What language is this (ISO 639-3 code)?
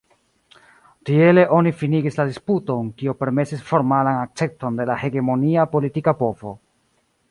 epo